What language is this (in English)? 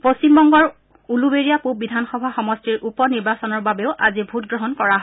Assamese